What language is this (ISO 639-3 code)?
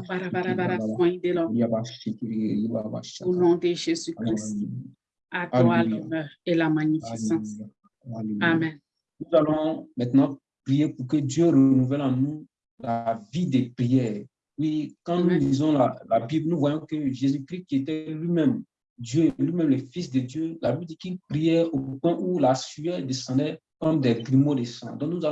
fra